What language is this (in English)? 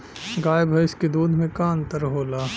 Bhojpuri